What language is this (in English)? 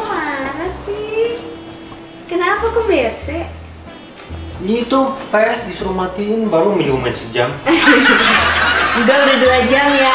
Indonesian